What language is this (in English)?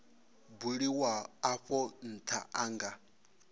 Venda